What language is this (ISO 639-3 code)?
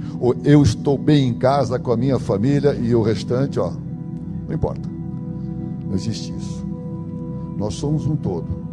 por